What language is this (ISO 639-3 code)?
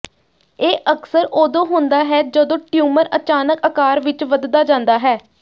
pan